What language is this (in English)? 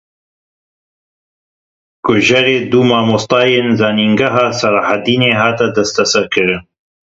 Kurdish